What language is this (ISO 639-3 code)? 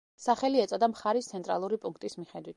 kat